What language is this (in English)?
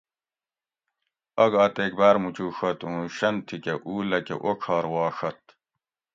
Gawri